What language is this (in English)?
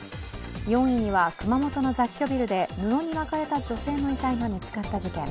Japanese